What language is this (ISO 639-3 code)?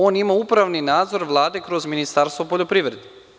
srp